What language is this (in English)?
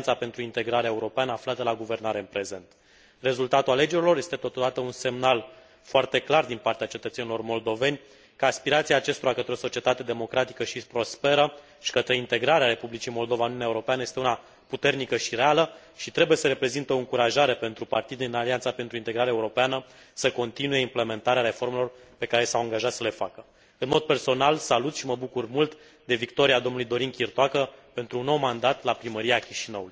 Romanian